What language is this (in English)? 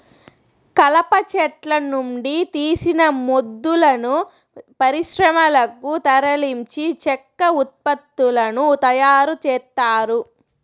Telugu